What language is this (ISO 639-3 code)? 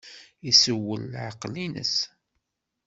kab